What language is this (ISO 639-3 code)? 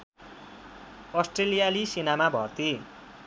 nep